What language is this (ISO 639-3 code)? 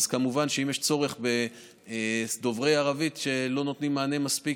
heb